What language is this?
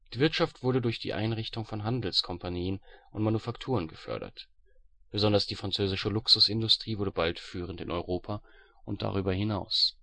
German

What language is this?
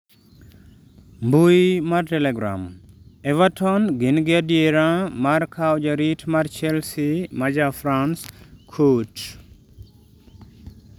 Luo (Kenya and Tanzania)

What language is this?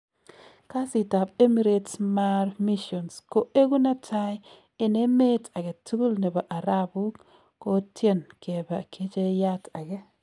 Kalenjin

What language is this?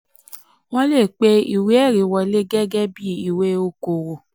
Yoruba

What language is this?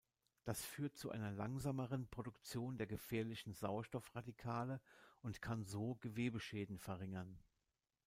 German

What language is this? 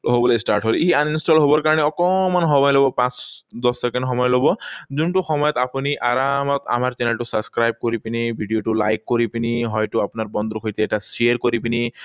Assamese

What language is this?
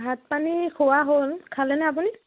Assamese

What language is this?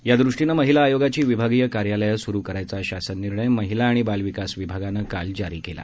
Marathi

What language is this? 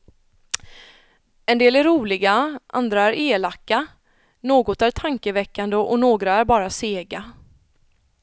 Swedish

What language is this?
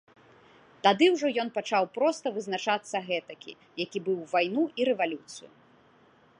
Belarusian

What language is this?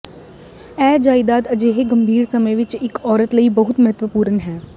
Punjabi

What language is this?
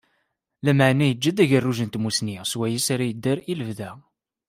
Kabyle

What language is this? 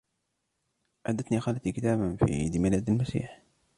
Arabic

